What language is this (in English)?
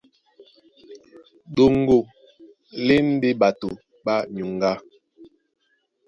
Duala